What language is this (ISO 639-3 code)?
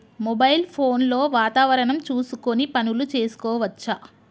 tel